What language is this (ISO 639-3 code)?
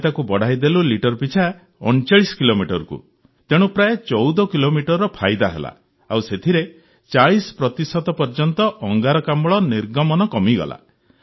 ori